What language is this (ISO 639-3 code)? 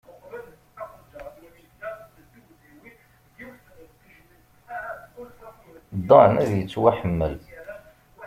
kab